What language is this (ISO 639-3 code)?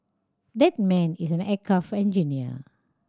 eng